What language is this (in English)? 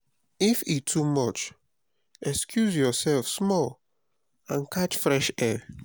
Nigerian Pidgin